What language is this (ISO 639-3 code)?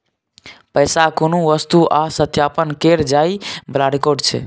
mai